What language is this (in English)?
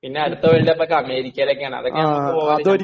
Malayalam